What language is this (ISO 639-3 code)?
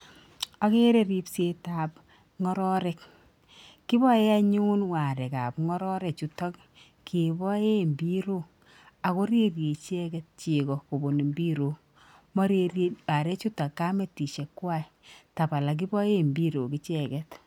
kln